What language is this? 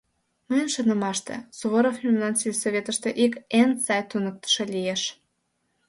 Mari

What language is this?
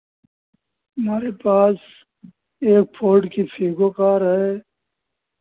Hindi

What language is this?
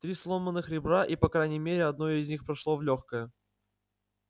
Russian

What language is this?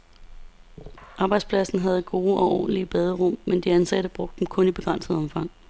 Danish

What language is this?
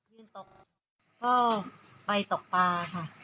Thai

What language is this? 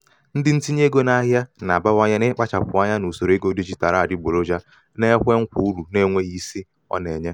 Igbo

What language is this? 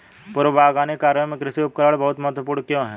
Hindi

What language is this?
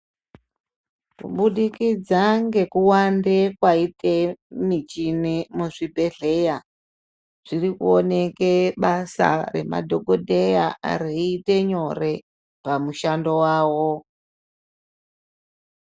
Ndau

